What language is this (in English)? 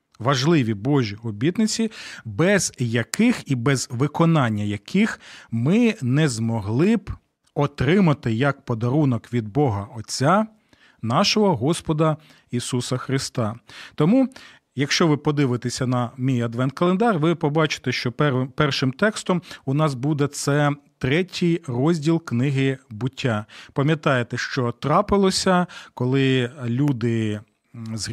Ukrainian